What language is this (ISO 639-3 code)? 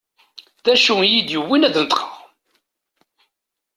kab